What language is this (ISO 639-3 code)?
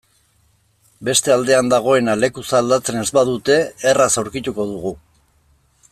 eus